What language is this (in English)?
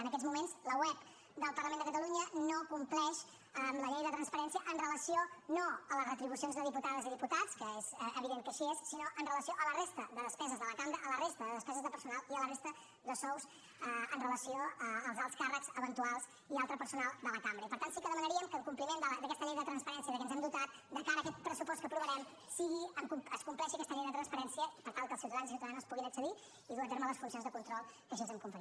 Catalan